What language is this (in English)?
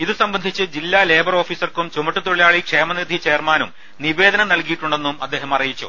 Malayalam